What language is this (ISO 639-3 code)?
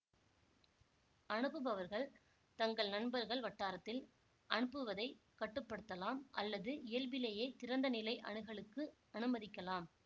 tam